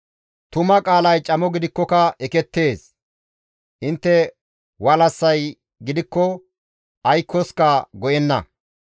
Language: Gamo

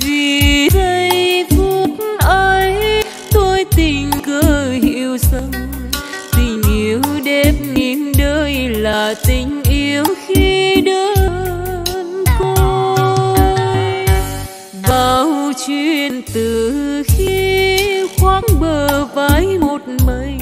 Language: Vietnamese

